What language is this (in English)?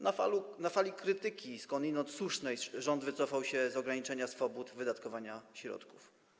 Polish